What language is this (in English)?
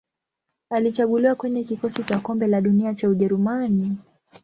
Swahili